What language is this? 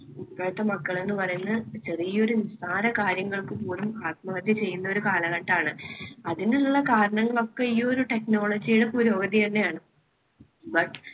Malayalam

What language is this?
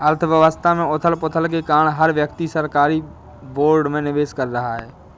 Hindi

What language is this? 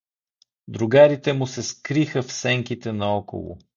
Bulgarian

